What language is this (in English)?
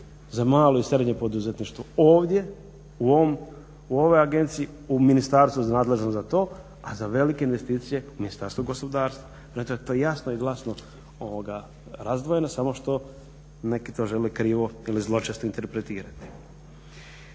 Croatian